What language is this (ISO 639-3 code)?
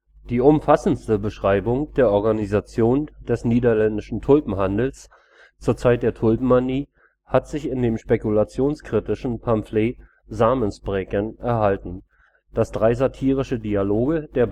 deu